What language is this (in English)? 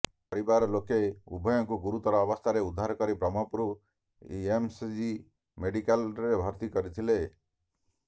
Odia